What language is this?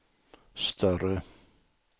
Swedish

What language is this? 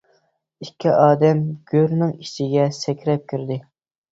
Uyghur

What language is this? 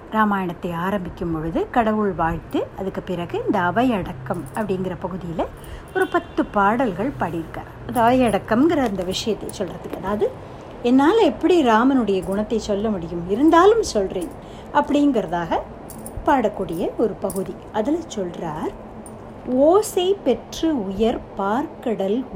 Tamil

